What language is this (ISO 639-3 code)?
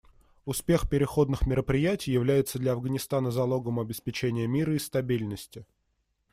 rus